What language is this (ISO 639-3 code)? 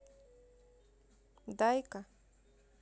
rus